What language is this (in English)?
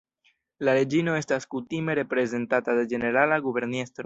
Esperanto